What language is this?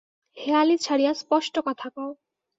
Bangla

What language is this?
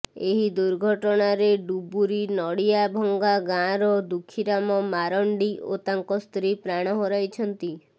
Odia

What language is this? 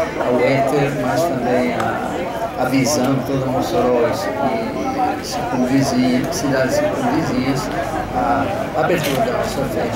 Portuguese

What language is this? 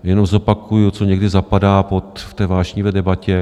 Czech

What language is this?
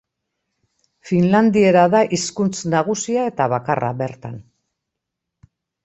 Basque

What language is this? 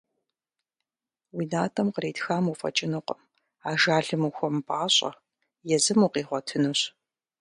Kabardian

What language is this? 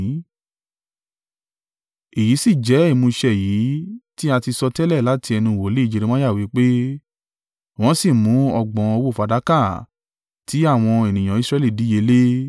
Yoruba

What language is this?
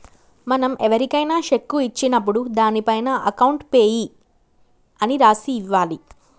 Telugu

